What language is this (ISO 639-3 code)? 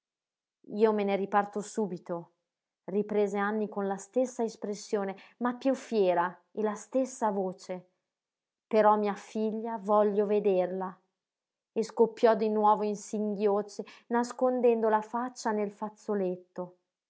ita